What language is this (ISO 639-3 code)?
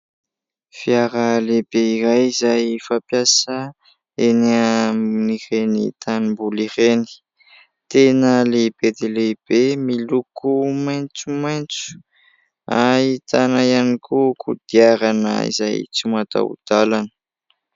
mlg